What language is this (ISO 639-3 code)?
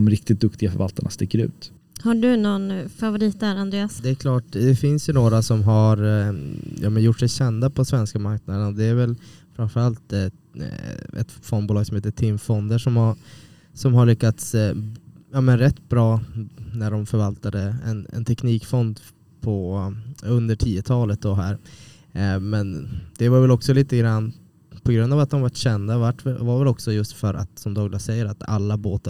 swe